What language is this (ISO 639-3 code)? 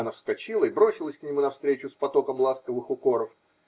rus